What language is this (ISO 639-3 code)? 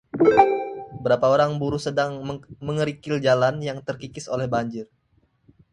ind